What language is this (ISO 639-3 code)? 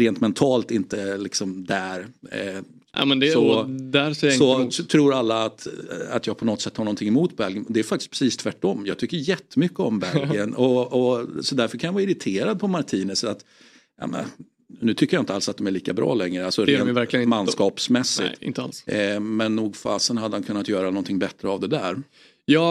swe